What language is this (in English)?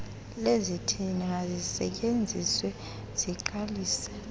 Xhosa